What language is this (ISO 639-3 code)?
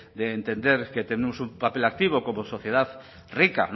spa